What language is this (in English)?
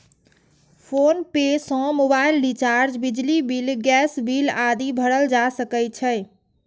Maithili